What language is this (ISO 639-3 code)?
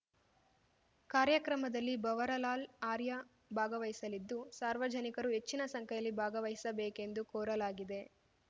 kan